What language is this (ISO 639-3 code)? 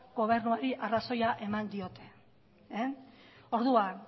eus